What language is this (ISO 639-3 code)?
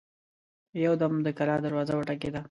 pus